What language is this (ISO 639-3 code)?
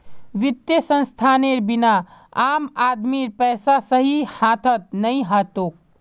mag